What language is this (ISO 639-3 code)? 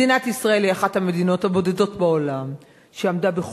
heb